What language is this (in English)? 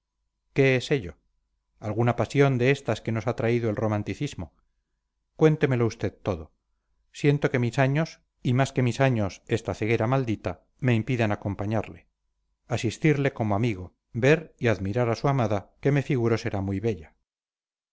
Spanish